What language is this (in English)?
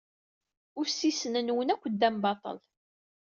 Kabyle